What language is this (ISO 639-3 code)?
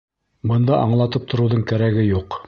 bak